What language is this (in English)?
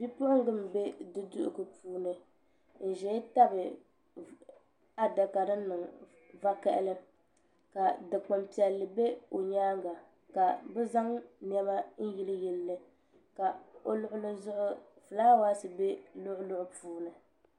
Dagbani